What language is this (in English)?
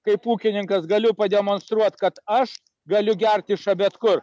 Lithuanian